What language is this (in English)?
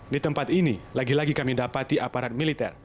Indonesian